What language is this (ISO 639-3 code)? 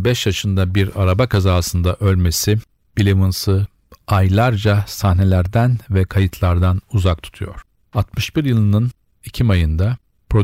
tur